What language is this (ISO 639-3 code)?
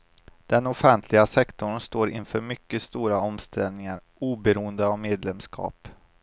swe